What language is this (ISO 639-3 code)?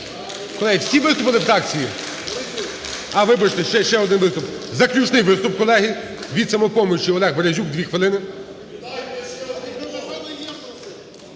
ukr